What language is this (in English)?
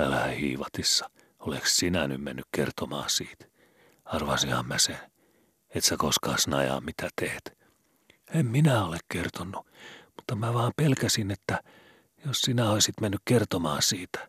Finnish